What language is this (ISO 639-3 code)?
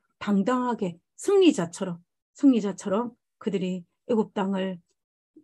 kor